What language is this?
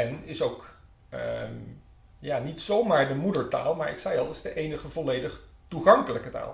Dutch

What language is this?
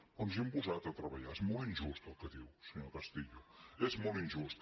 Catalan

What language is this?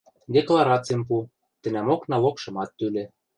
Western Mari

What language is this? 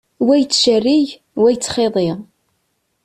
Kabyle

